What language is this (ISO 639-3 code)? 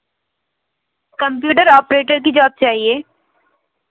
hin